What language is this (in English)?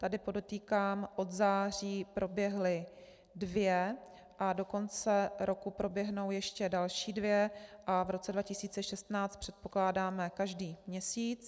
Czech